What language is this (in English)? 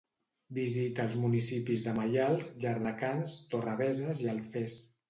Catalan